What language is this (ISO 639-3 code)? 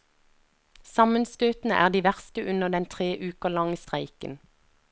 nor